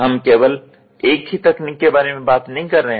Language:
Hindi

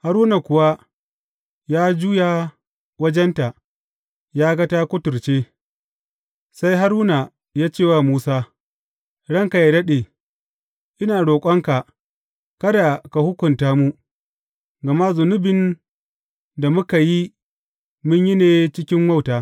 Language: Hausa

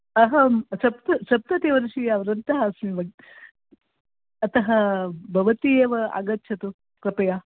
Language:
Sanskrit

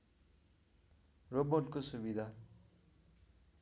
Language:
Nepali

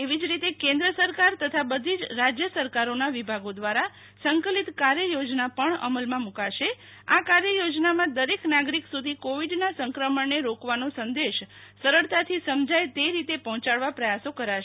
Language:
Gujarati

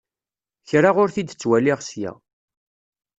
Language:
Kabyle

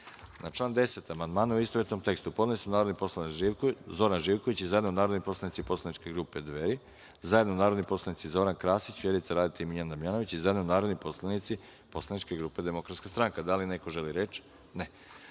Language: Serbian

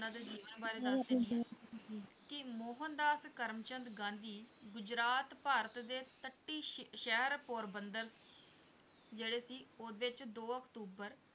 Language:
Punjabi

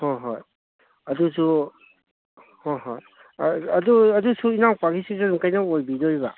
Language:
Manipuri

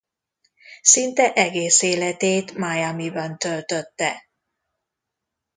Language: Hungarian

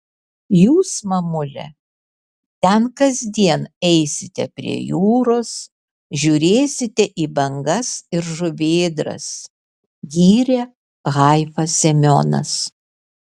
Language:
Lithuanian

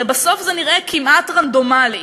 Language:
Hebrew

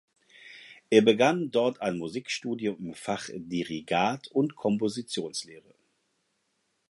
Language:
German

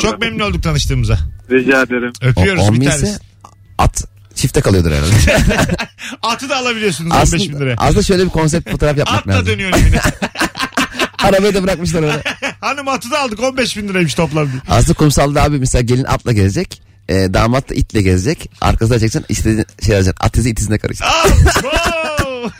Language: Turkish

